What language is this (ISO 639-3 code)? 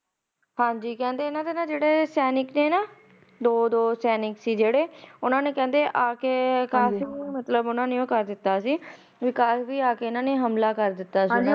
pan